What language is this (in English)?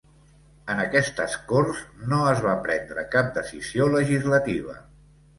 Catalan